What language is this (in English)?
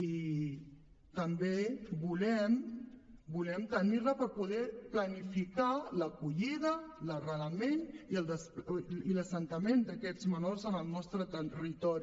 Catalan